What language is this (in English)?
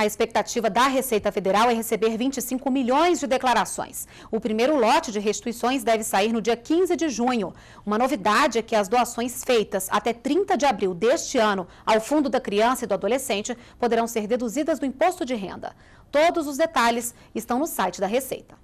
Portuguese